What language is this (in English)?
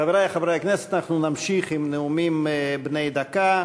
Hebrew